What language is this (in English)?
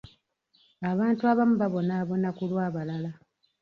Ganda